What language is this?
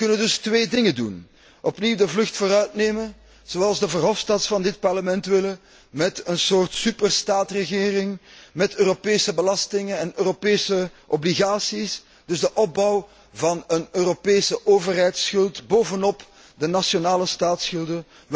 Dutch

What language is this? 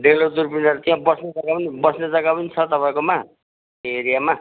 Nepali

